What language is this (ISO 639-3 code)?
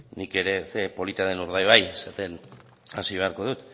eus